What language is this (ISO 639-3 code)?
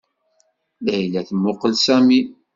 kab